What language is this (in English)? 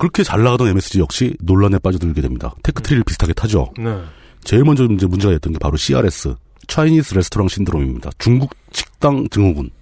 Korean